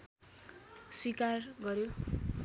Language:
Nepali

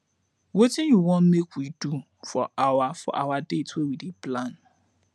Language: Nigerian Pidgin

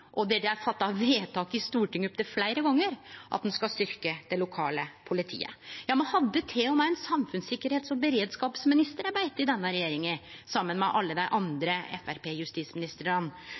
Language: Norwegian Nynorsk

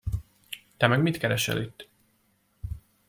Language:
Hungarian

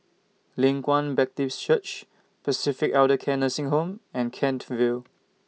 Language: English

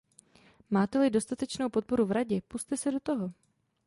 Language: Czech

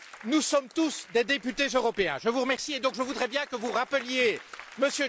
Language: French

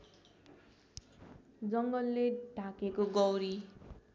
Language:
Nepali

